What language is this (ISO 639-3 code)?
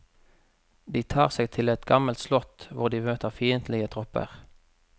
nor